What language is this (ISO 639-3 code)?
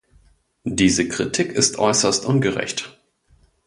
deu